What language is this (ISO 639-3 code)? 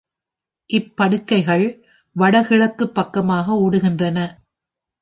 tam